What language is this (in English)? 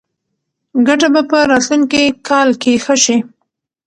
Pashto